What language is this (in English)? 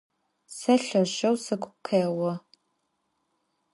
Adyghe